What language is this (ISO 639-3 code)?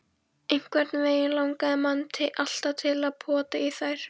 isl